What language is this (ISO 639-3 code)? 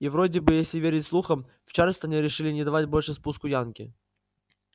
rus